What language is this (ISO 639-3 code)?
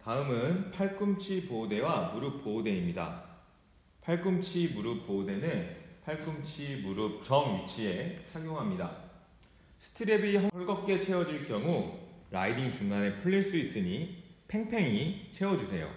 kor